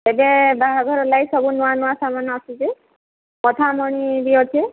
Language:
Odia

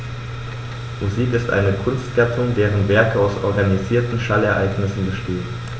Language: German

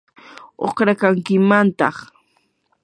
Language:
Yanahuanca Pasco Quechua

